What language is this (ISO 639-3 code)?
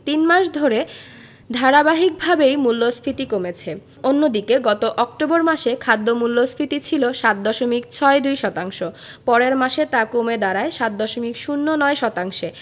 ben